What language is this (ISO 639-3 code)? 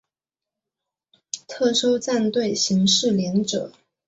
zho